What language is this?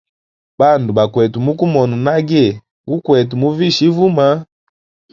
Hemba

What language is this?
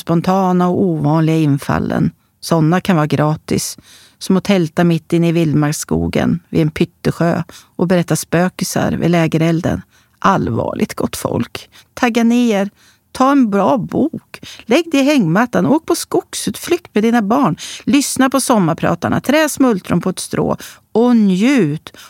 Swedish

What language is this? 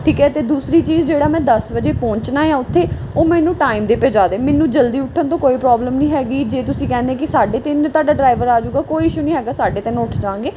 Punjabi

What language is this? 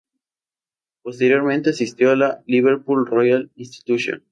Spanish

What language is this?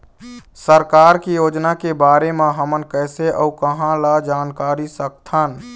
Chhattisgarhi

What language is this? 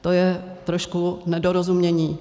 Czech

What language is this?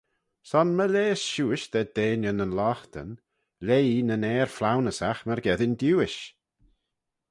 Manx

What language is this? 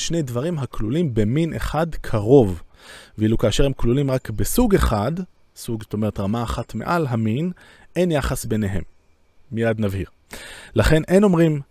Hebrew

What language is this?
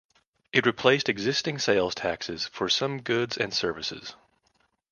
English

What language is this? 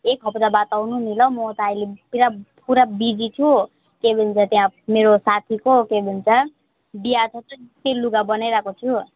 Nepali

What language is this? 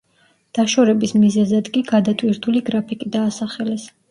Georgian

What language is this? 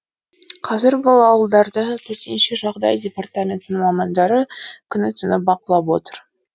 Kazakh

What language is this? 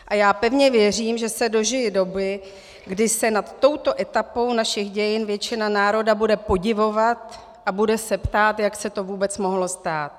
Czech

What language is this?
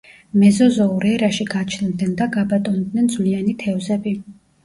Georgian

